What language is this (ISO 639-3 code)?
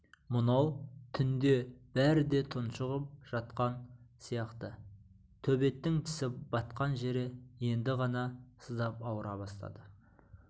kaz